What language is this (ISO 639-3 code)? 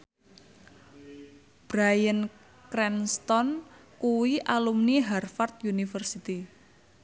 jav